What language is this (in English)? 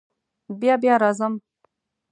Pashto